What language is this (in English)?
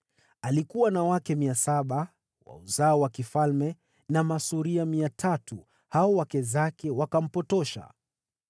Swahili